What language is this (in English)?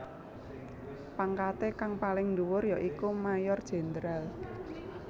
Javanese